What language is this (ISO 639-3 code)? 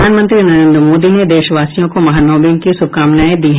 hin